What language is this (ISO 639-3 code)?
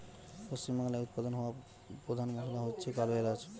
ben